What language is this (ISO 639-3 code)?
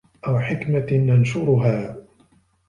ara